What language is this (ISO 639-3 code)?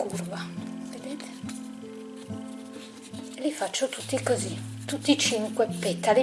ita